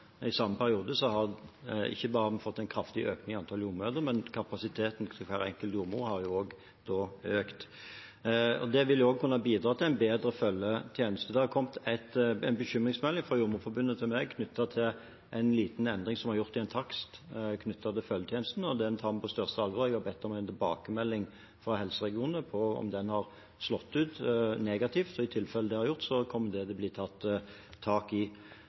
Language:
Norwegian Bokmål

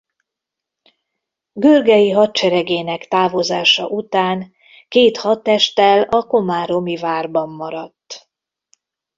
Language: Hungarian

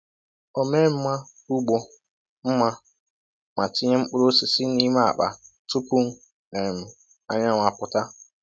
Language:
Igbo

